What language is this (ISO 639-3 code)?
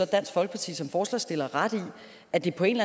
dan